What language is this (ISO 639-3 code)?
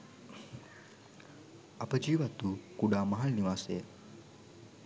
sin